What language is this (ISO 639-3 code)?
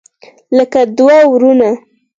pus